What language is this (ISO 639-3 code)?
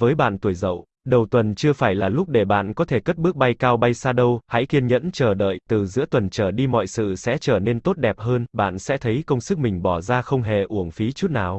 vie